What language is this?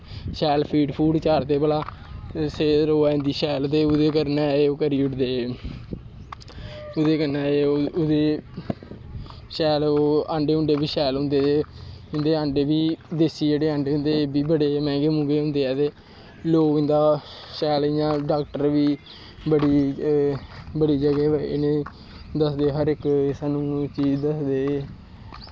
Dogri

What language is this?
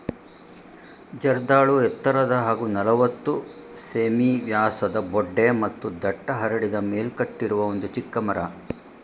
Kannada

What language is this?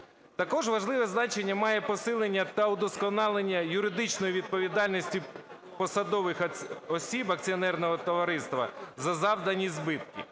Ukrainian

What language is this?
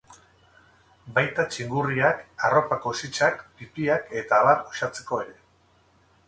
Basque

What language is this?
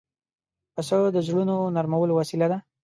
Pashto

